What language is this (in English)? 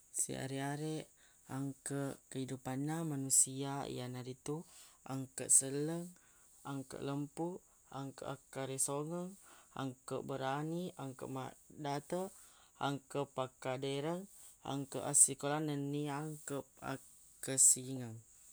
Buginese